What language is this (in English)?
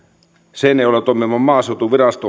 Finnish